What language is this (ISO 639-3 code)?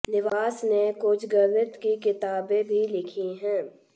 hin